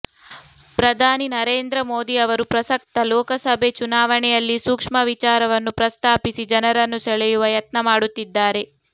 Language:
Kannada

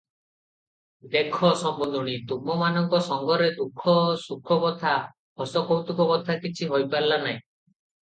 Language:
Odia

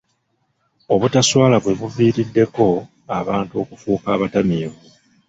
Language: Ganda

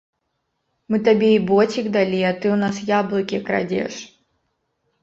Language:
Belarusian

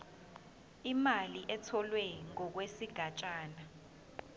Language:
Zulu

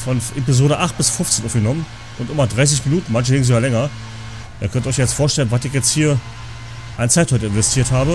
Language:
German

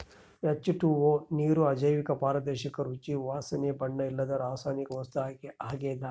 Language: Kannada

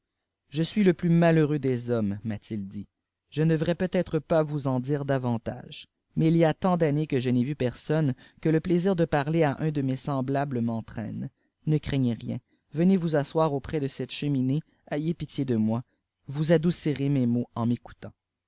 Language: French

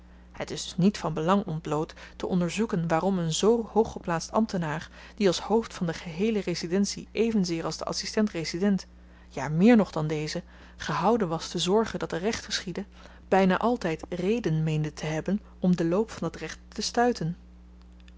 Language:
Dutch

